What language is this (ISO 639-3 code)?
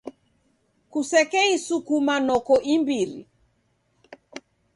dav